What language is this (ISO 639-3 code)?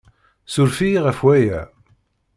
kab